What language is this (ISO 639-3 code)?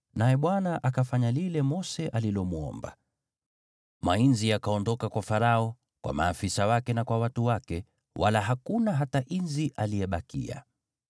swa